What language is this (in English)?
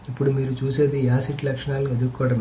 Telugu